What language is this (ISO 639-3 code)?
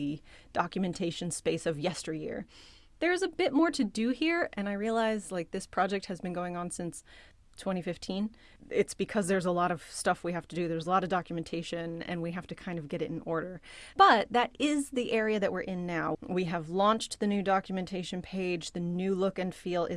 eng